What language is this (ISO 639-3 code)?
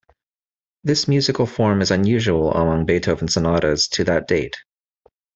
eng